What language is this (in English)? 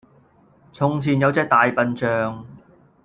Cantonese